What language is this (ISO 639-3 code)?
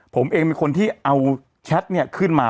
tha